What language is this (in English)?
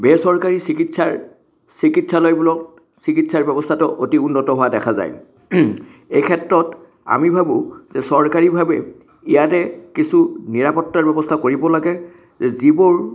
Assamese